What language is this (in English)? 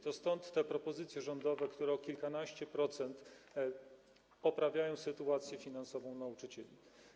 Polish